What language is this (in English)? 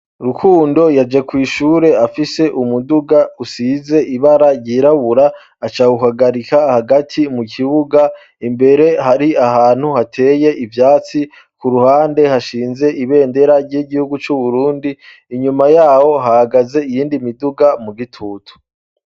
Rundi